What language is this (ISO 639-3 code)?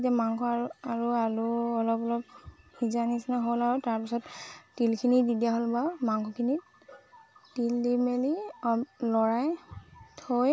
asm